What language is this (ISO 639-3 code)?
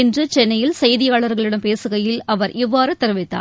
tam